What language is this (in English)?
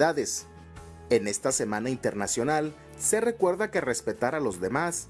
Spanish